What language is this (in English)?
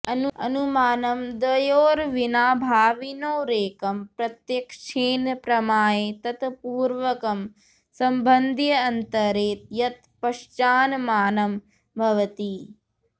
Sanskrit